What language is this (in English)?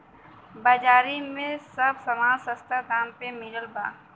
Bhojpuri